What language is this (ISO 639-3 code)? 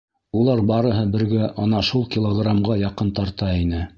bak